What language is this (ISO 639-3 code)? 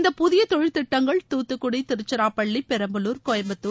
tam